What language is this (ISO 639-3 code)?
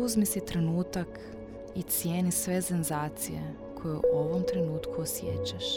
hrv